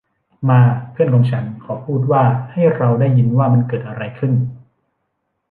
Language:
Thai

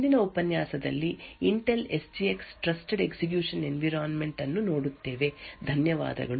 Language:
Kannada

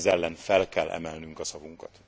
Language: Hungarian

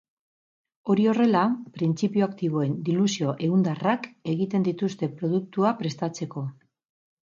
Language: Basque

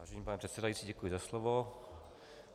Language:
Czech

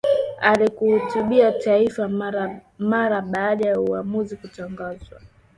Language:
Swahili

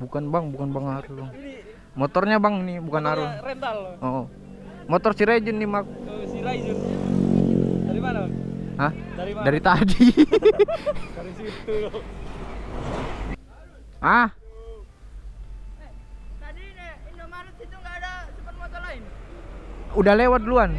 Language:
Indonesian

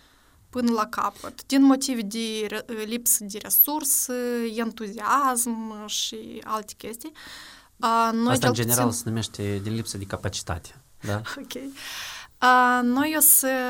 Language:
Romanian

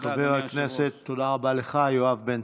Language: Hebrew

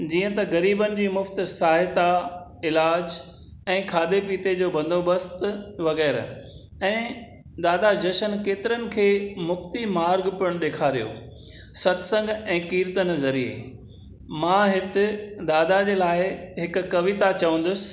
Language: Sindhi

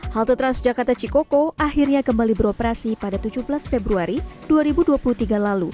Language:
Indonesian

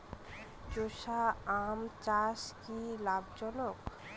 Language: Bangla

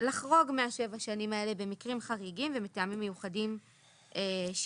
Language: Hebrew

